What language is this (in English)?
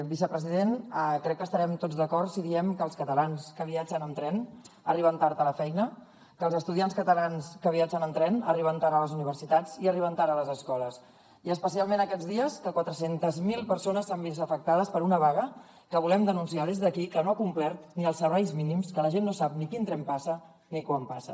Catalan